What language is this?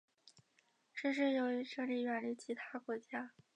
Chinese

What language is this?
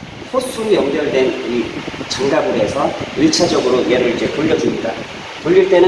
Korean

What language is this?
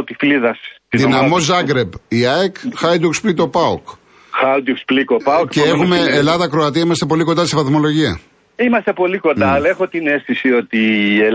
Greek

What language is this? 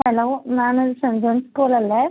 Malayalam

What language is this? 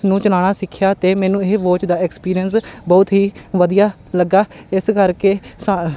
Punjabi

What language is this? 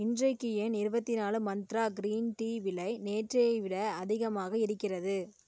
Tamil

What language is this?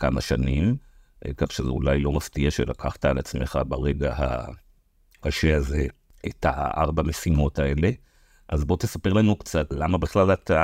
Hebrew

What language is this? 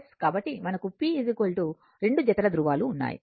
Telugu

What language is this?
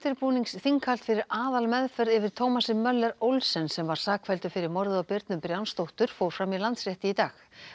Icelandic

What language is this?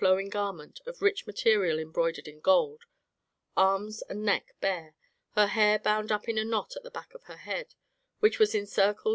English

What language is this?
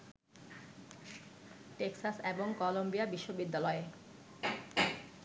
Bangla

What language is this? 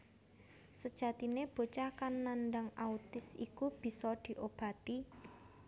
Javanese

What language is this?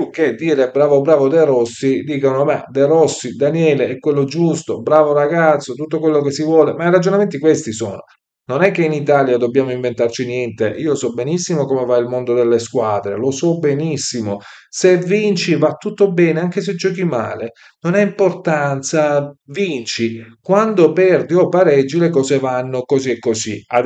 Italian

